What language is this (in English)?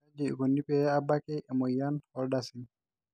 Masai